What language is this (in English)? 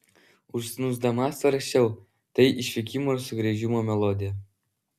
Lithuanian